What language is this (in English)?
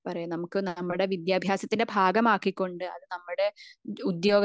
Malayalam